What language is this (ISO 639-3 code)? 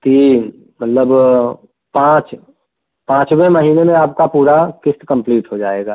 hin